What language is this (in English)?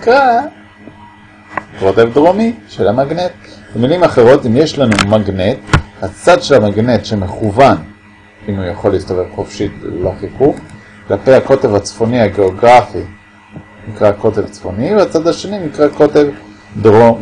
Hebrew